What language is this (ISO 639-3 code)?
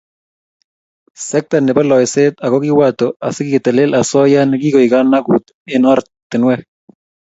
kln